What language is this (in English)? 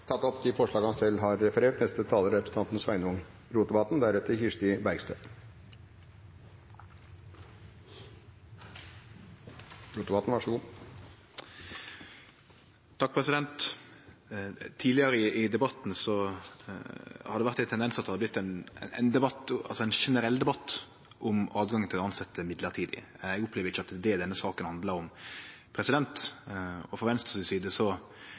Norwegian